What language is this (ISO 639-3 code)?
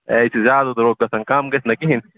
kas